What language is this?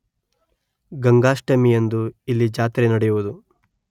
Kannada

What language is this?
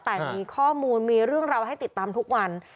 Thai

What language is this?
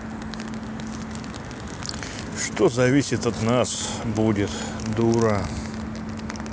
Russian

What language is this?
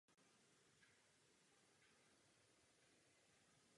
Czech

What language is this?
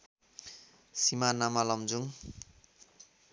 Nepali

